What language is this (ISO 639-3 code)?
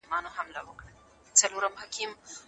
pus